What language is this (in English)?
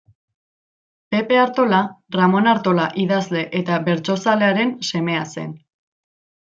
Basque